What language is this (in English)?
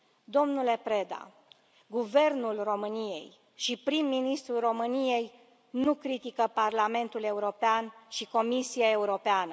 Romanian